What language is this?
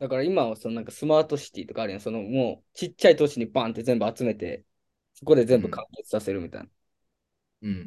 Japanese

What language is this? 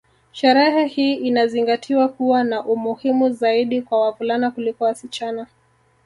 Swahili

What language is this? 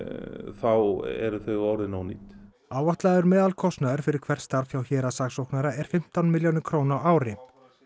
Icelandic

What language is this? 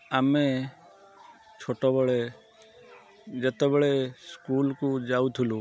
Odia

